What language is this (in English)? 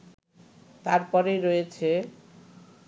Bangla